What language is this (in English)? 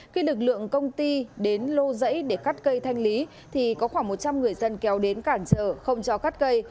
Vietnamese